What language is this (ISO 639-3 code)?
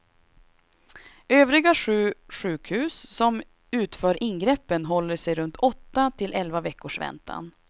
swe